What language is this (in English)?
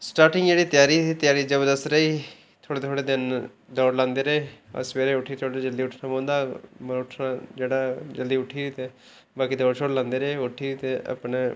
Dogri